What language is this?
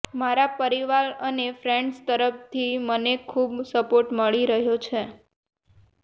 Gujarati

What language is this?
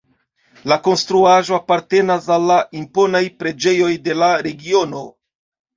Esperanto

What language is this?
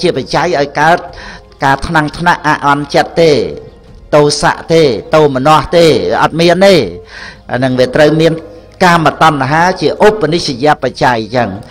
Vietnamese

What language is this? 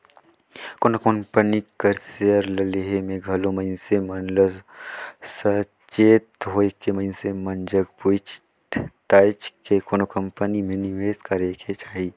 Chhattisgarhi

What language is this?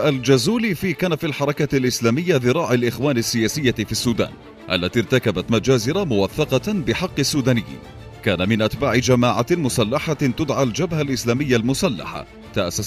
Arabic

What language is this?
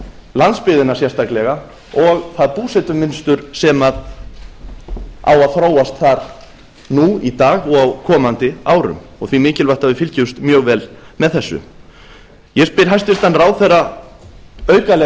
Icelandic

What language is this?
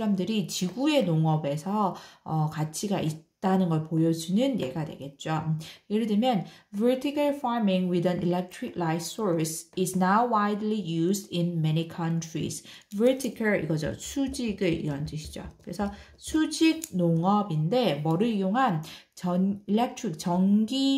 Korean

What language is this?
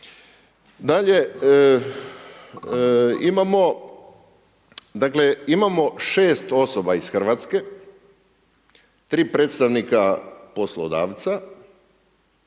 Croatian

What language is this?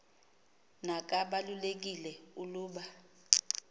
Xhosa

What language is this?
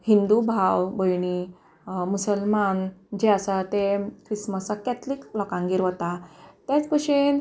Konkani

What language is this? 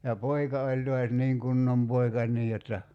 Finnish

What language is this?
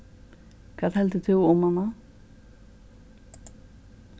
Faroese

